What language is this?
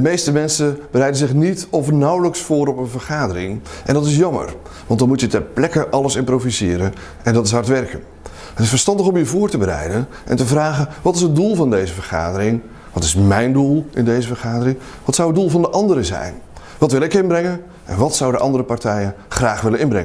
Dutch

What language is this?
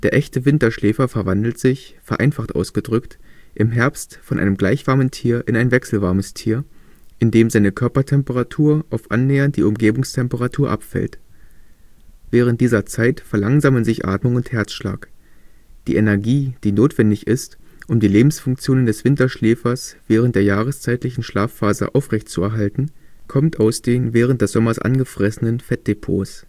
German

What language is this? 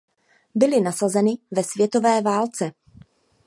Czech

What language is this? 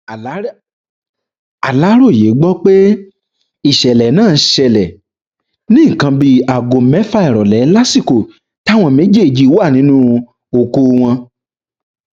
Yoruba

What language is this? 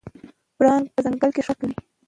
Pashto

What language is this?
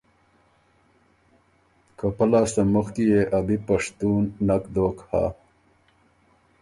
Ormuri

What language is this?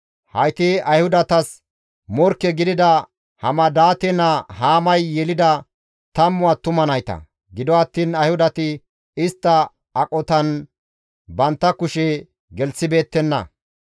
Gamo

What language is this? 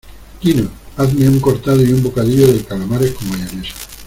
Spanish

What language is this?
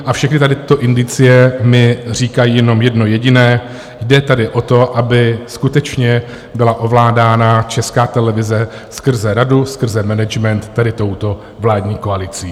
Czech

